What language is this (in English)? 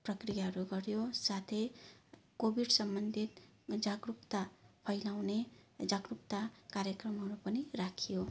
Nepali